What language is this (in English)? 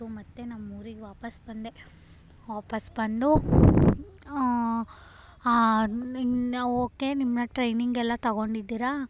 Kannada